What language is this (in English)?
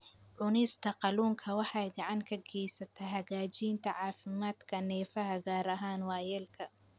Somali